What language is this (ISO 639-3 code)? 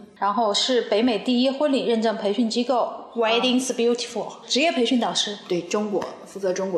zho